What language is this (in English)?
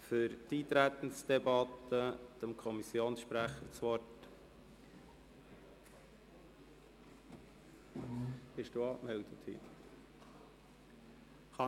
Swiss German